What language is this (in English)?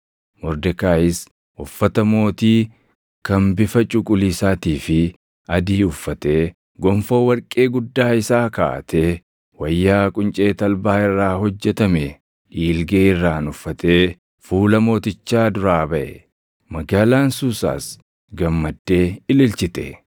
Oromo